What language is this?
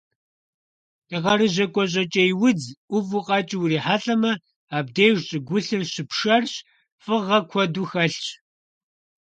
Kabardian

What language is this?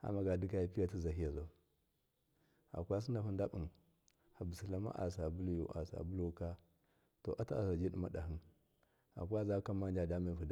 Miya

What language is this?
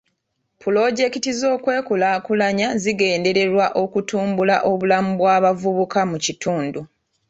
Ganda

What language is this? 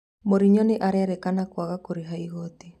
Kikuyu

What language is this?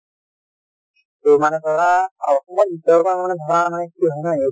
Assamese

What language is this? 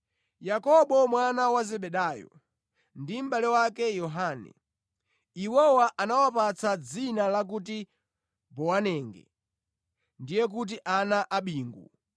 Nyanja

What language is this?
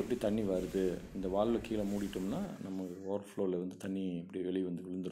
Polish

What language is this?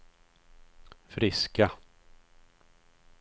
Swedish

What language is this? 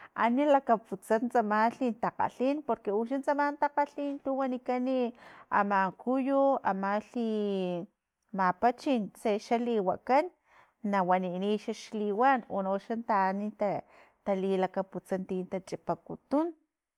Filomena Mata-Coahuitlán Totonac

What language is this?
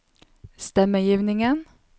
Norwegian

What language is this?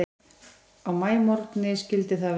Icelandic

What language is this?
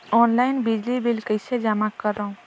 Chhattisgarhi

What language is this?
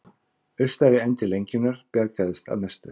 Icelandic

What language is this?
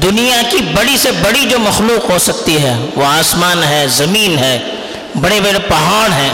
Urdu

